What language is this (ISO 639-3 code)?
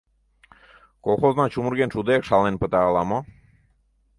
chm